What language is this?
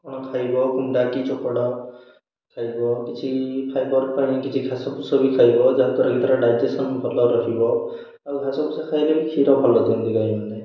Odia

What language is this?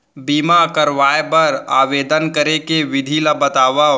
Chhattisgarhi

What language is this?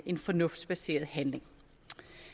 Danish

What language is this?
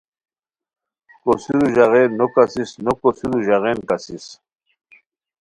Khowar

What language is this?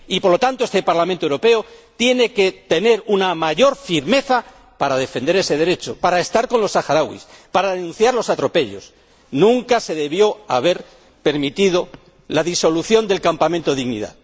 Spanish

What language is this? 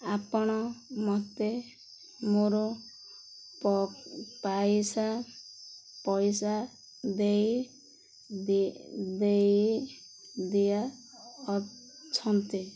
Odia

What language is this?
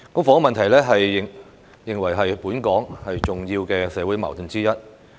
Cantonese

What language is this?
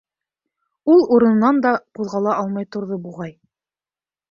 Bashkir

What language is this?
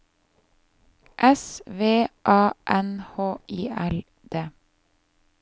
Norwegian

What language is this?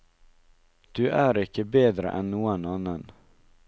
Norwegian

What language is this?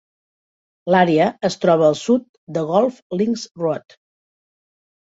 Catalan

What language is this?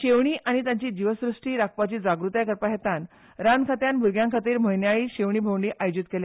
Konkani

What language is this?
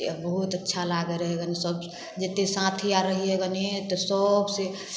Maithili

